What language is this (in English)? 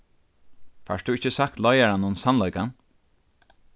Faroese